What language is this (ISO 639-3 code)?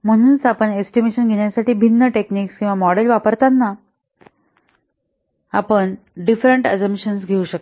mar